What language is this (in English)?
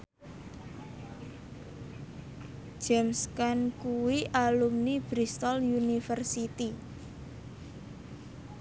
Javanese